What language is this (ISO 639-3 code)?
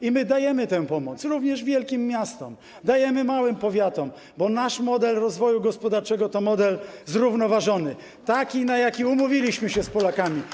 pol